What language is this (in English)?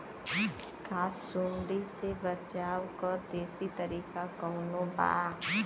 Bhojpuri